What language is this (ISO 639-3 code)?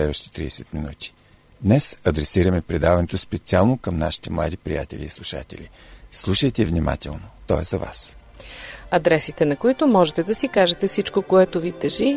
bul